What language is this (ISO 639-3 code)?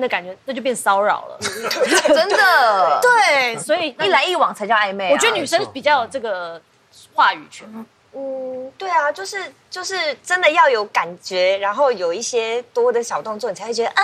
zho